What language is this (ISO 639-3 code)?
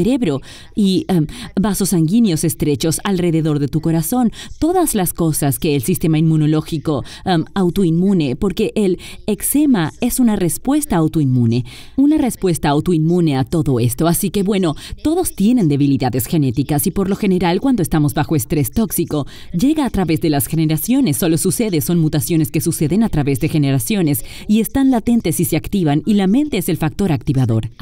spa